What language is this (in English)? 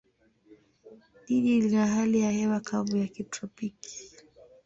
Swahili